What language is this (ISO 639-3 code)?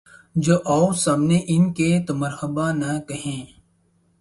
urd